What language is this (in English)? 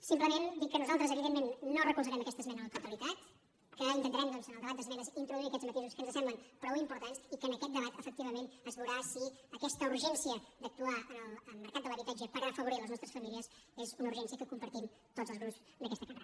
Catalan